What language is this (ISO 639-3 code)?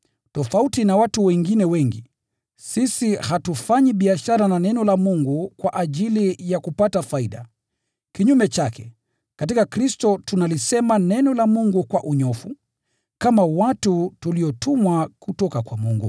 swa